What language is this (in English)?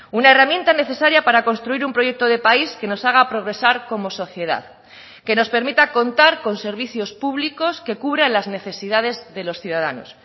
Spanish